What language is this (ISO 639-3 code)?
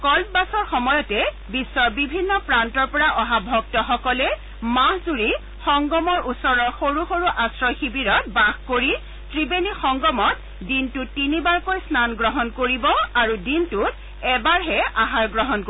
asm